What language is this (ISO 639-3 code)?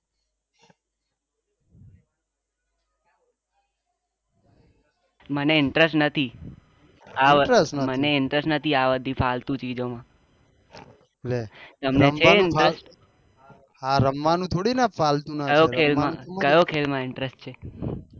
guj